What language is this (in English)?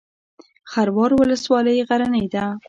Pashto